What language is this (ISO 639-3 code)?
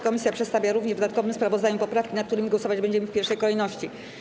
pol